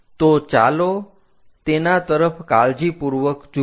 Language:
Gujarati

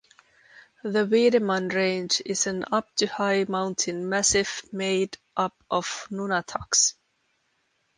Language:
English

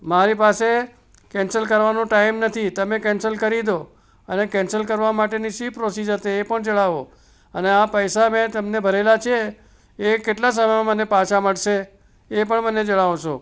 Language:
Gujarati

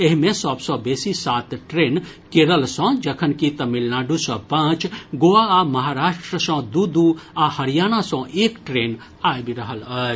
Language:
Maithili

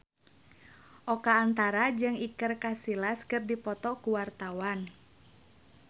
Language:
Sundanese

